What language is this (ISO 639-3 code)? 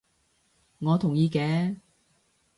yue